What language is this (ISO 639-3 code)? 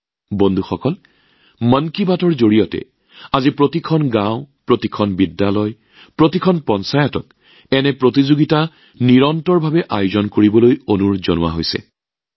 asm